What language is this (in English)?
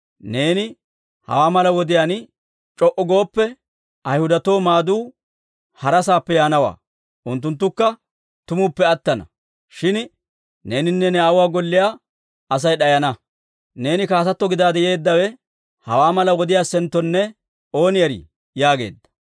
Dawro